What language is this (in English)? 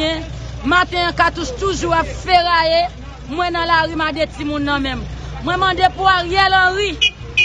French